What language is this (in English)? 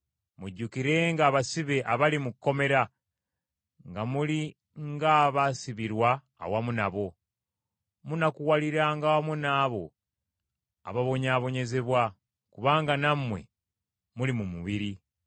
Ganda